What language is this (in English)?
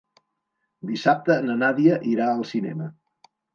Catalan